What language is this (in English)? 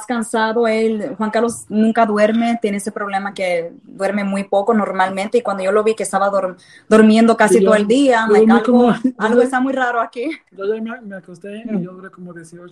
Spanish